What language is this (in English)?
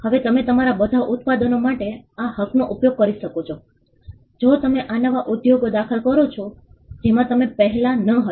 Gujarati